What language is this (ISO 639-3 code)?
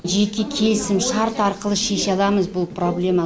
kaz